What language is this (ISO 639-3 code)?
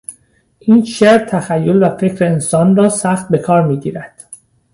fas